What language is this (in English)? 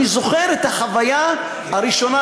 Hebrew